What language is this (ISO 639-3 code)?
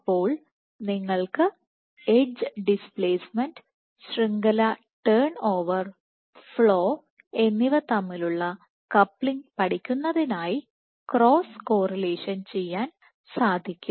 mal